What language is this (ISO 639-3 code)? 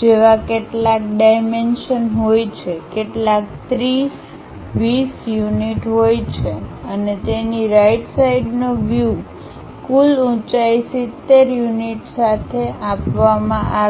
guj